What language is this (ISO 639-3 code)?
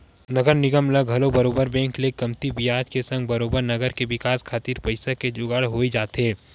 hne